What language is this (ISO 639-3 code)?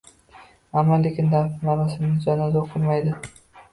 uzb